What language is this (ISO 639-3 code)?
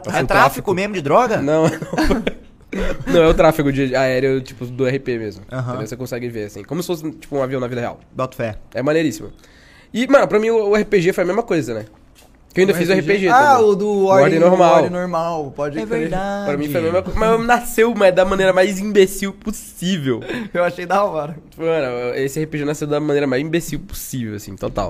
por